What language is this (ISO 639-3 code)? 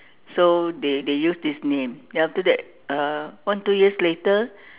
eng